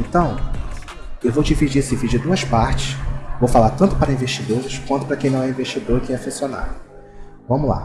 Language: Portuguese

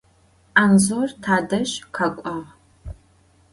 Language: Adyghe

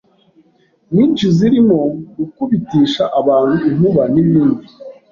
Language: Kinyarwanda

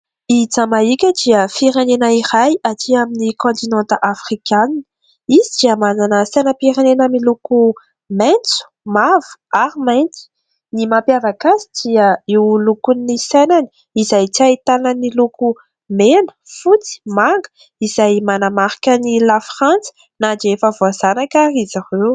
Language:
Malagasy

